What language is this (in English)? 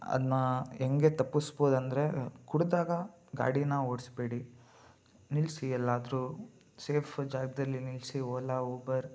Kannada